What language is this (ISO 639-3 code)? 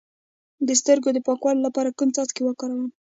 pus